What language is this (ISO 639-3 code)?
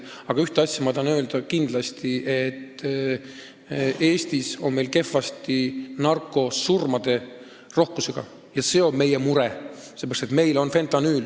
est